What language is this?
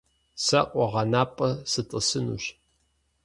Kabardian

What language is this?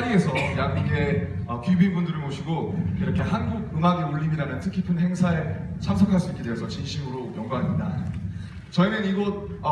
Korean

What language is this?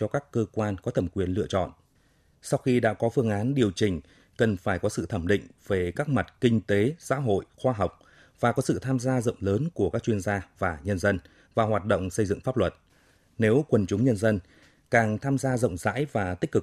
Vietnamese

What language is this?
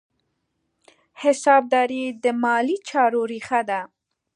Pashto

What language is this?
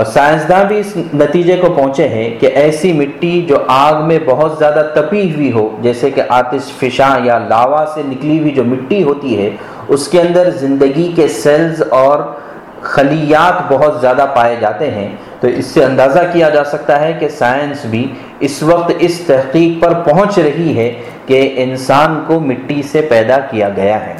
Urdu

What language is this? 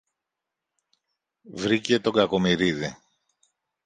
Greek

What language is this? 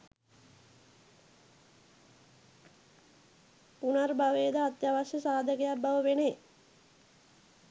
Sinhala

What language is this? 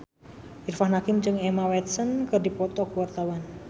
Sundanese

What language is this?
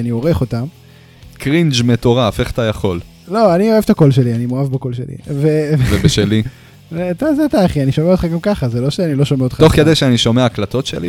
Hebrew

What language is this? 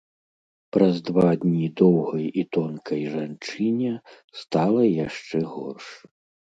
Belarusian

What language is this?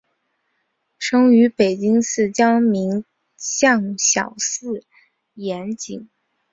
Chinese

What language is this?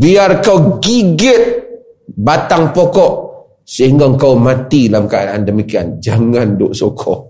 Malay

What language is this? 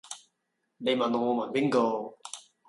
Cantonese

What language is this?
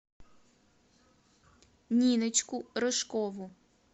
Russian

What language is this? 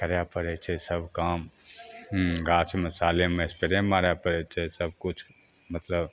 Maithili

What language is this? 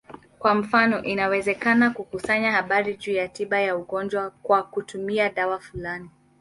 Swahili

